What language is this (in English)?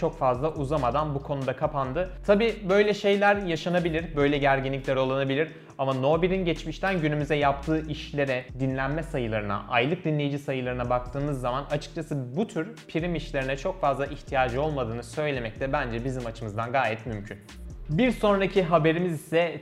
Turkish